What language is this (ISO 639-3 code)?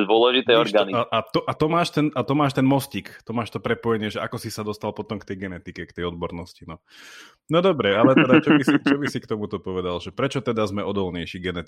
slk